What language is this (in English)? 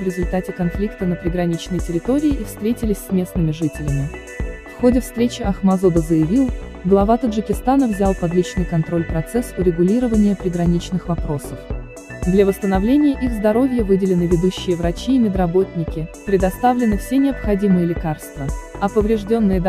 Russian